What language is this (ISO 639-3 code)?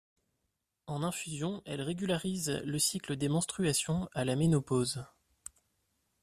fra